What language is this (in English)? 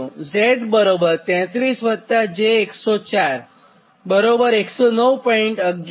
Gujarati